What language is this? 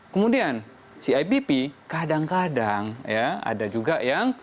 Indonesian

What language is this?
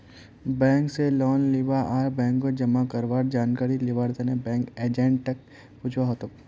Magahi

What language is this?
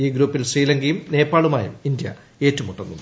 Malayalam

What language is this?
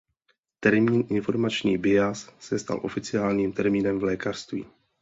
Czech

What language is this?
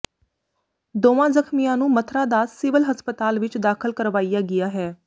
Punjabi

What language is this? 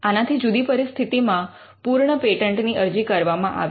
Gujarati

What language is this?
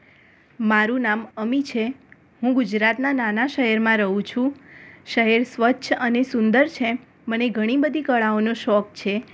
Gujarati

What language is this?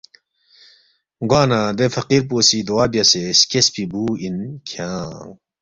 Balti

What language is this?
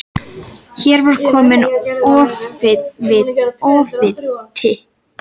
Icelandic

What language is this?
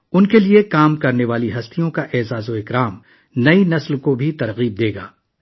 Urdu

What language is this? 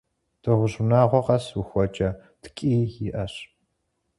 Kabardian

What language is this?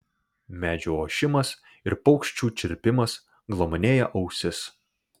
Lithuanian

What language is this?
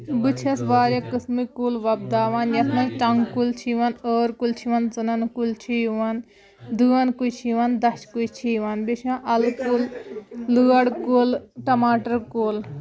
Kashmiri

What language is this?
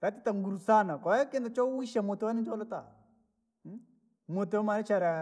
Langi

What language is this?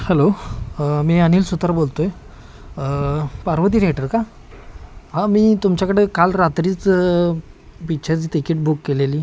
Marathi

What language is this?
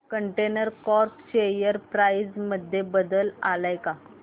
Marathi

